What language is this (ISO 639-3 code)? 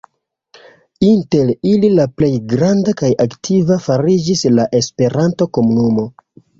epo